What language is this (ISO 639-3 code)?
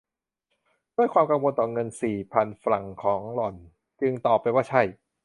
tha